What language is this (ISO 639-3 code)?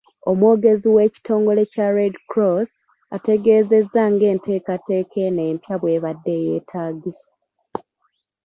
lug